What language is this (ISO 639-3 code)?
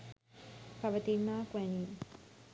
sin